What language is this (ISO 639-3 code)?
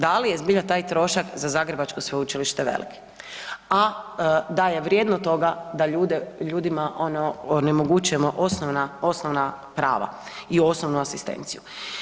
hrv